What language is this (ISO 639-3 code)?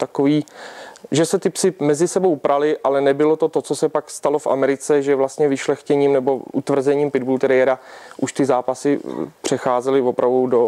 ces